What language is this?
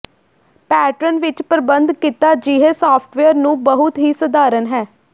Punjabi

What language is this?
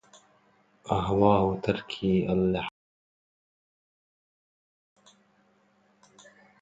Arabic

